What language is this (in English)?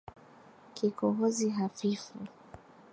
Swahili